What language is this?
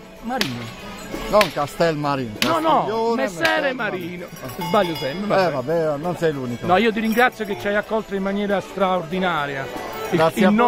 Italian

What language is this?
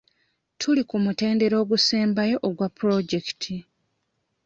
Ganda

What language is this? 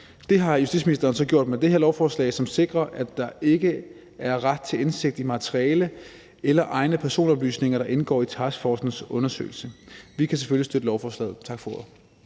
Danish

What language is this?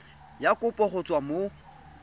Tswana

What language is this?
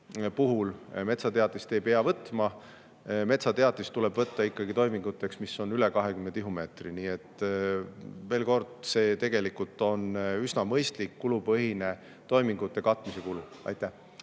Estonian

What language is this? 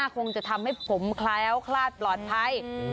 Thai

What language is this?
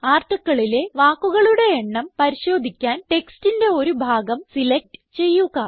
Malayalam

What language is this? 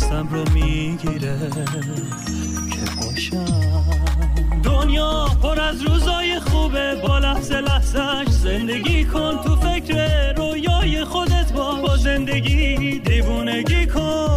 Persian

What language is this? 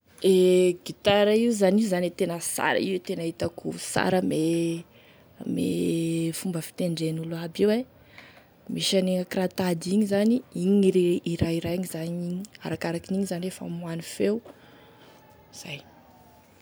Tesaka Malagasy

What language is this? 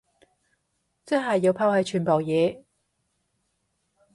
Cantonese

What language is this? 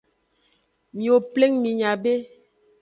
Aja (Benin)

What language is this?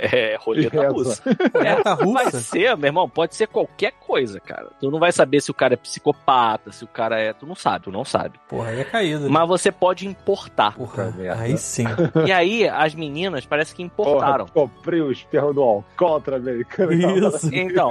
Portuguese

